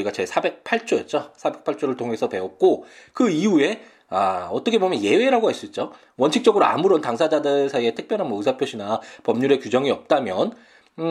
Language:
Korean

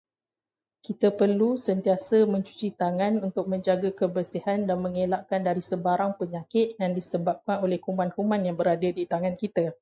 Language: Malay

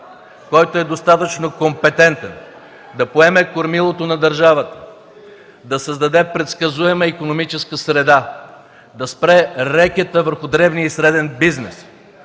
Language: Bulgarian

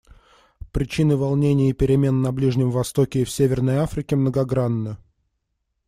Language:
Russian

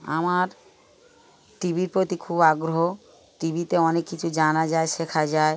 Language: Bangla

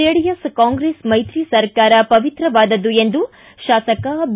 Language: Kannada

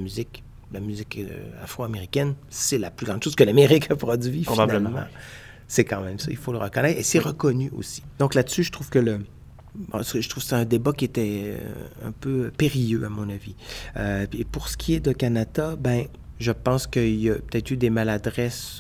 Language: French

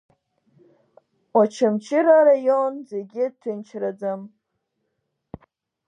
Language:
Abkhazian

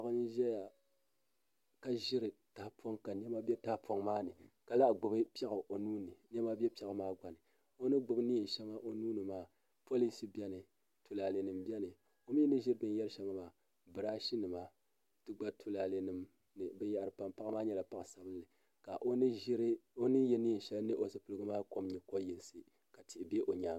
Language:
Dagbani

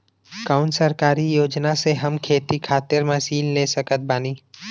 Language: Bhojpuri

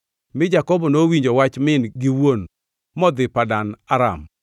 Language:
Luo (Kenya and Tanzania)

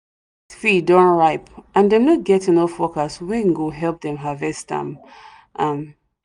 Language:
Nigerian Pidgin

